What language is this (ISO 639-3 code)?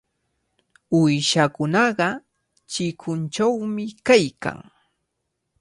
qvl